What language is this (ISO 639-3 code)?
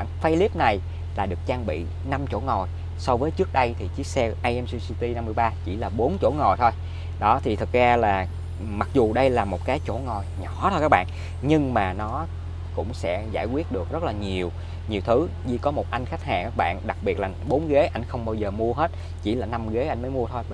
vie